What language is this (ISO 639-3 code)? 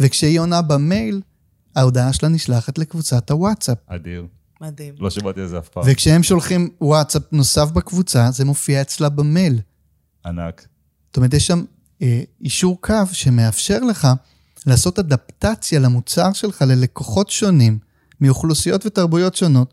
heb